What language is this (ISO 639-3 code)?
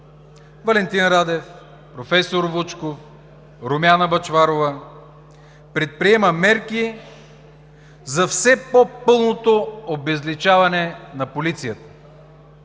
bul